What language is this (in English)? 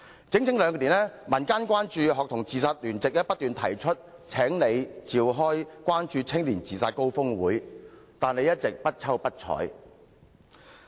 Cantonese